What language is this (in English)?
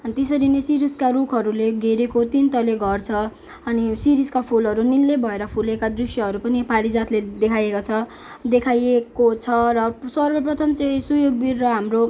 Nepali